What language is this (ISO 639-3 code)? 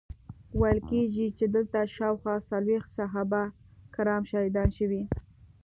pus